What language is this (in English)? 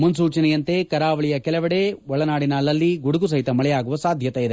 Kannada